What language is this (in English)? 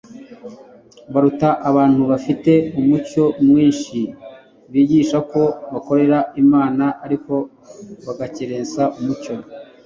Kinyarwanda